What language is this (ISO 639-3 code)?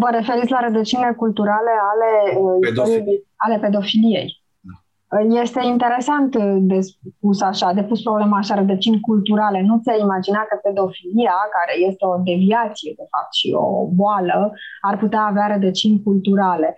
ron